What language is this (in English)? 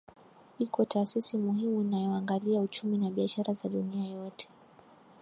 Swahili